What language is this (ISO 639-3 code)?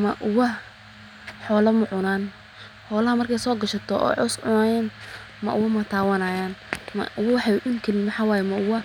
som